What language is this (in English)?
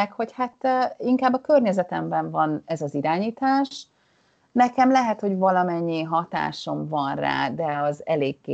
Hungarian